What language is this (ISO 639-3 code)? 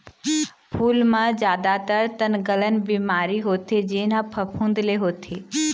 hne